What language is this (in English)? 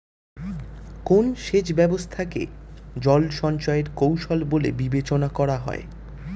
Bangla